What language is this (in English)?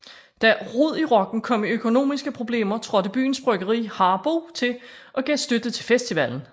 Danish